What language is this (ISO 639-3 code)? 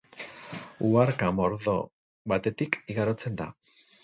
eus